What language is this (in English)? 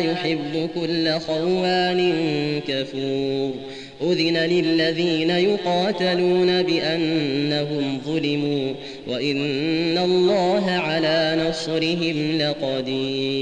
Arabic